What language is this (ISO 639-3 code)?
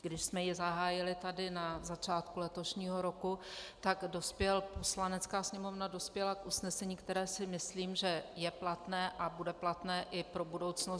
ces